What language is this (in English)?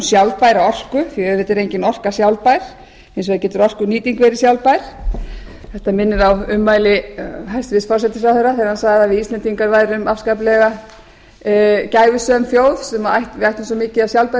Icelandic